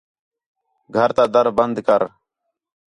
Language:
Khetrani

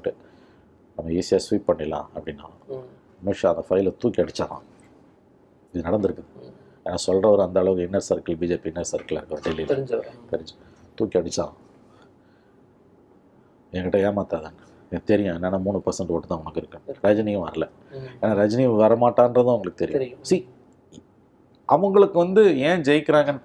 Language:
Tamil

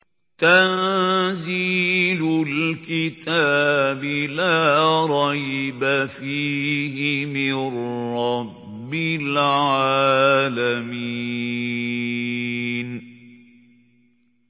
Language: Arabic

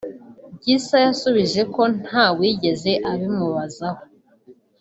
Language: Kinyarwanda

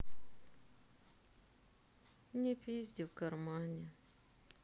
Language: Russian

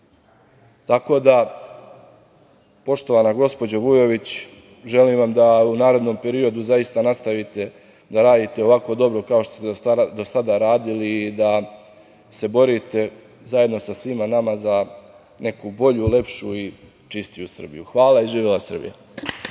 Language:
Serbian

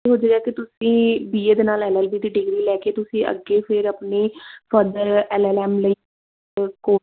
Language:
Punjabi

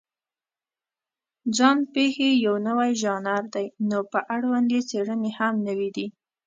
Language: Pashto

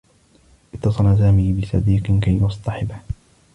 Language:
Arabic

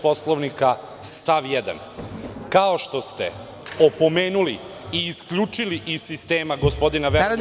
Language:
Serbian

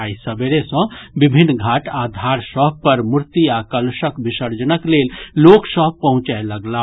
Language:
Maithili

